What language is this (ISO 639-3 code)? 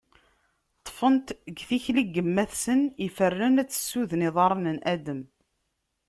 kab